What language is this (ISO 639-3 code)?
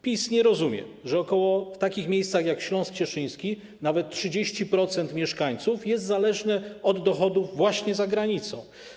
pol